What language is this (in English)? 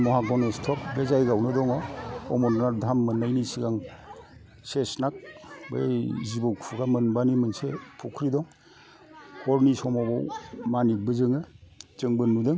Bodo